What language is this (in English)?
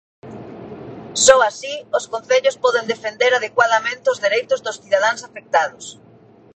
Galician